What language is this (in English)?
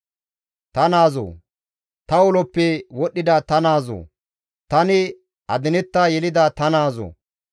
Gamo